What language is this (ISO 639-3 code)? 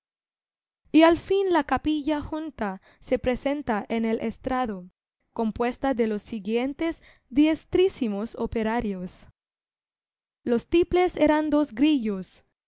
spa